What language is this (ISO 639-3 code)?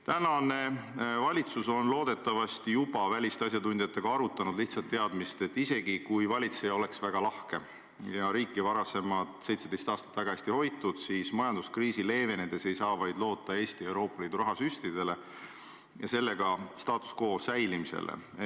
est